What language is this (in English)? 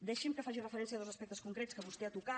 Catalan